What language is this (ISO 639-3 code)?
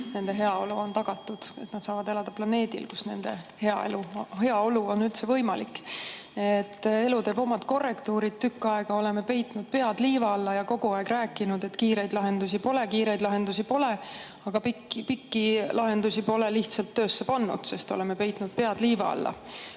est